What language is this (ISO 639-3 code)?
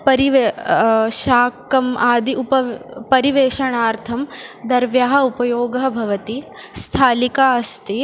san